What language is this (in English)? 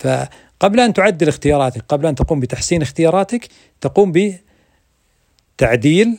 Arabic